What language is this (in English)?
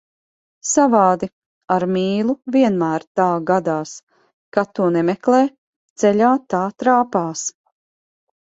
Latvian